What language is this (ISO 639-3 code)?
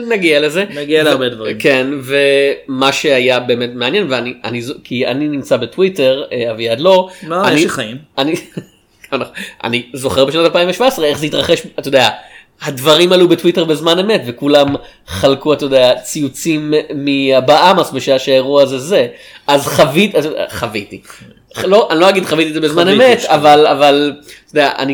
heb